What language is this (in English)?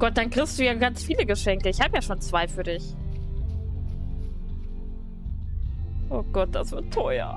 German